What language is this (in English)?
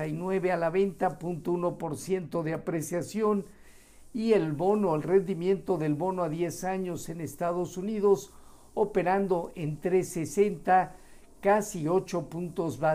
Spanish